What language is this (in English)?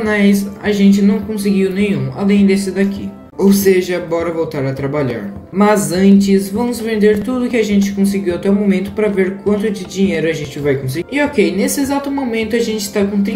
Portuguese